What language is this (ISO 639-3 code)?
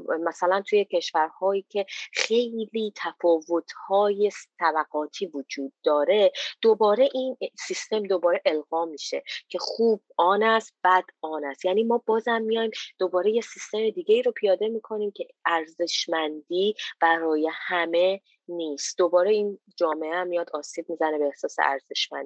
fas